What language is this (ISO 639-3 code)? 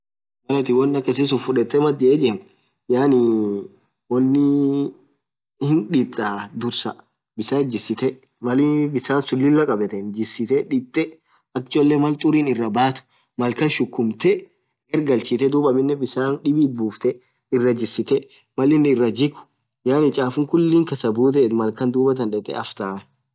orc